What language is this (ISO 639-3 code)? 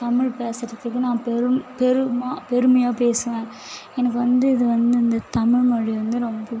tam